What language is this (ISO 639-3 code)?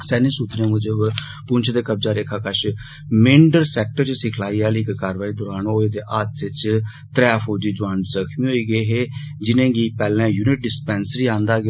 doi